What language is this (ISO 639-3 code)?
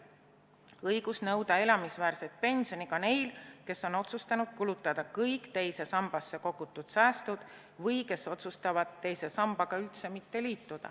est